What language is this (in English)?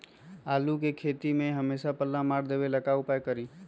Magahi